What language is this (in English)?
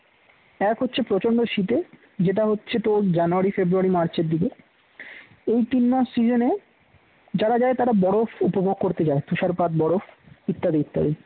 Bangla